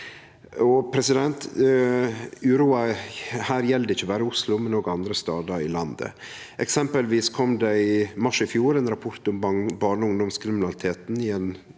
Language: Norwegian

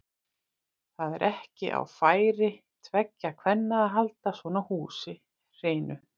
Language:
Icelandic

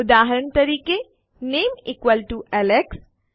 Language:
Gujarati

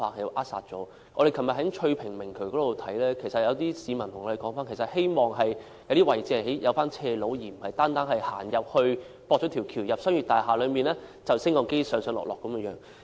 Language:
Cantonese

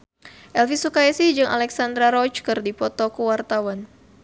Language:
Sundanese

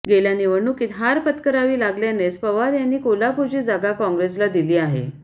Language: Marathi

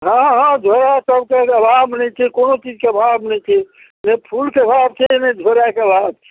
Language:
Maithili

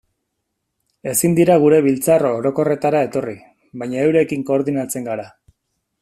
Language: Basque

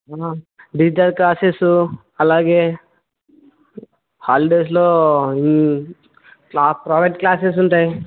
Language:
Telugu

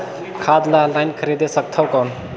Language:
Chhattisgarhi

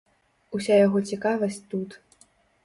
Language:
Belarusian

